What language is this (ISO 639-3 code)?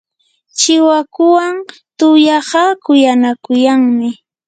qur